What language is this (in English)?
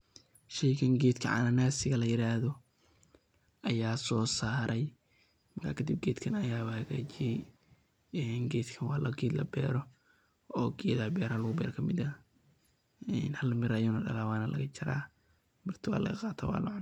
Somali